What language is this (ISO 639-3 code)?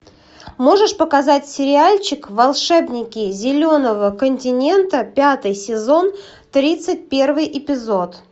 rus